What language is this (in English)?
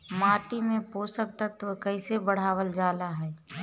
Bhojpuri